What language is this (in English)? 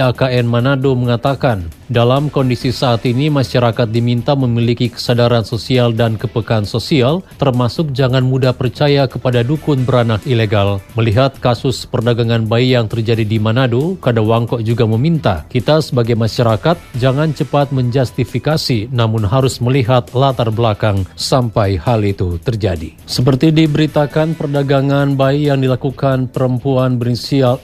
Indonesian